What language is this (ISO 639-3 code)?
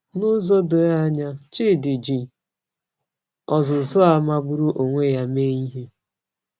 ibo